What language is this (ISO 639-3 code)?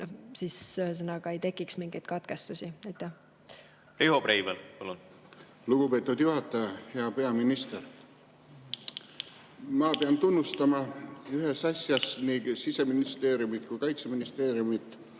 est